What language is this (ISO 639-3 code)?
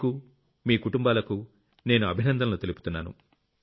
tel